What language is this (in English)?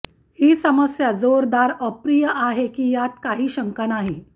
Marathi